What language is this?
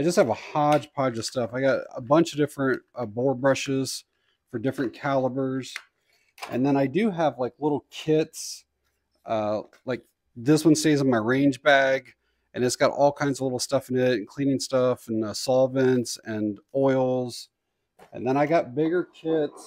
English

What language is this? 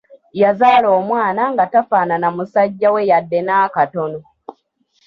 Ganda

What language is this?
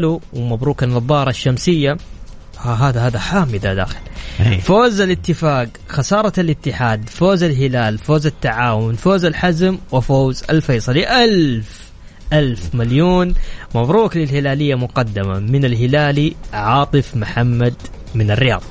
Arabic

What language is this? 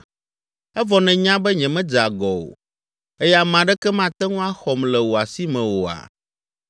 Ewe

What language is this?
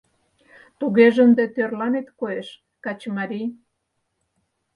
Mari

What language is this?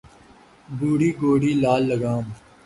Urdu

